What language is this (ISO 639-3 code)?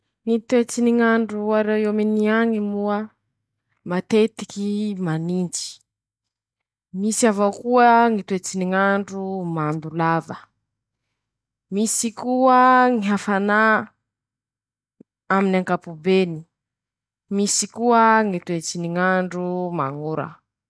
msh